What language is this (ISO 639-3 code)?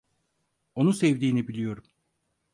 tur